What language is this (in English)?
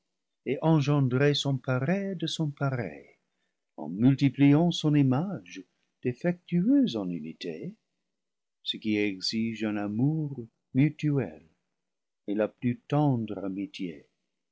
French